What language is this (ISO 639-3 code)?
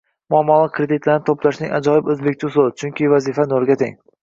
uzb